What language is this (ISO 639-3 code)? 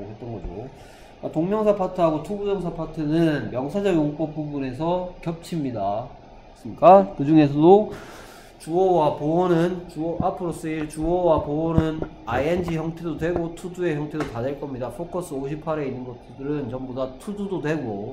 kor